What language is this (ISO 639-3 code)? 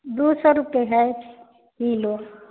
mai